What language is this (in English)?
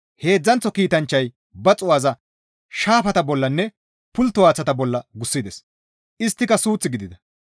Gamo